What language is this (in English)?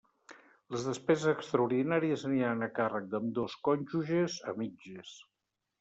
Catalan